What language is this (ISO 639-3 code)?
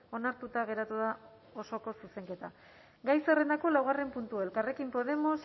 eus